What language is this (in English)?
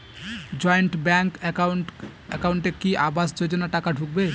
Bangla